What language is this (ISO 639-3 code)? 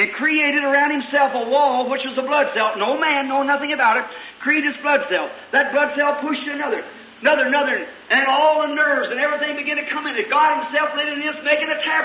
eng